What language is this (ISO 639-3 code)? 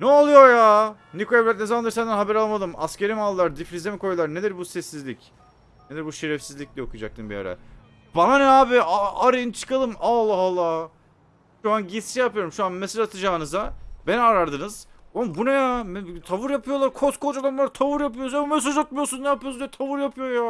tur